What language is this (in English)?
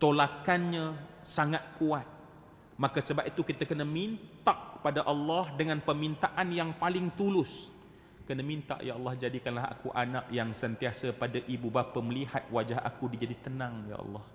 Malay